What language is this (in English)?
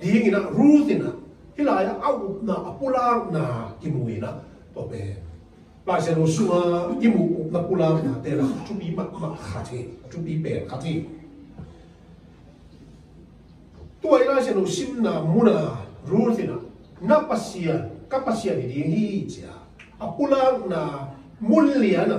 Thai